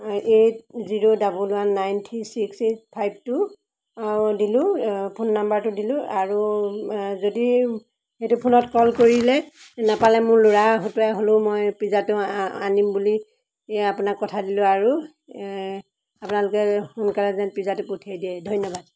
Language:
Assamese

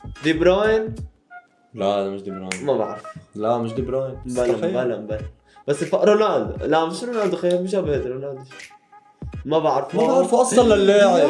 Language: Arabic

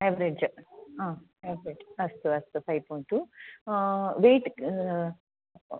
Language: Sanskrit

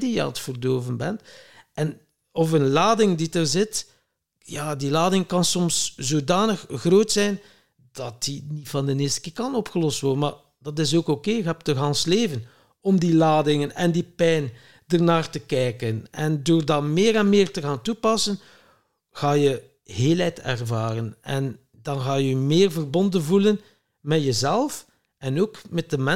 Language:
Dutch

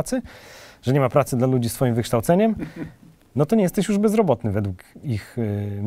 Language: Polish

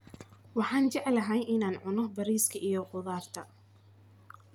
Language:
Somali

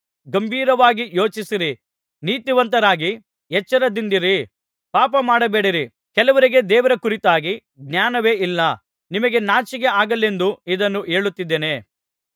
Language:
Kannada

